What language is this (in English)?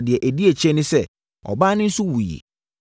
Akan